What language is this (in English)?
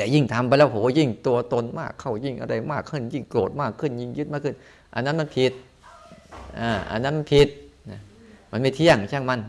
Thai